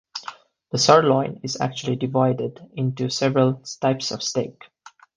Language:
English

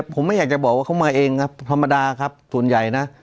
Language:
Thai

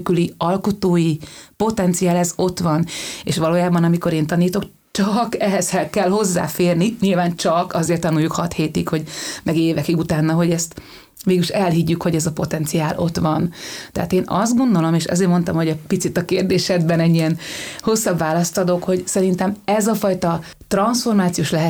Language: Hungarian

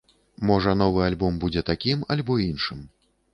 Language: Belarusian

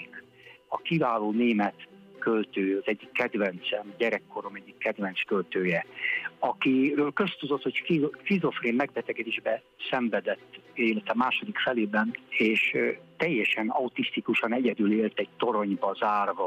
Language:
Hungarian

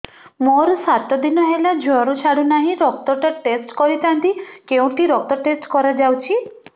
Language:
Odia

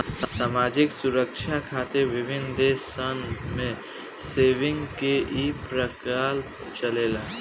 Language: Bhojpuri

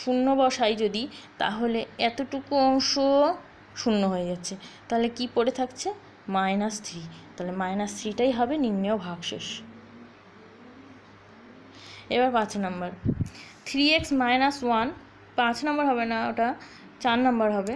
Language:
Hindi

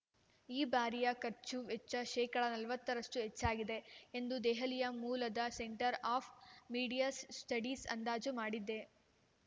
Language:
Kannada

